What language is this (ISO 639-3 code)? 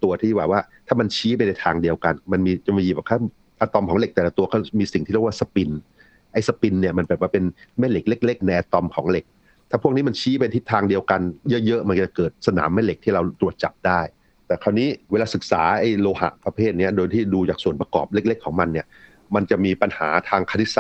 tha